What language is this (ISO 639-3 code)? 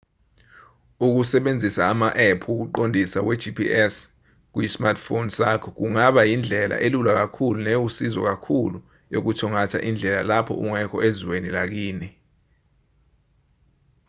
zul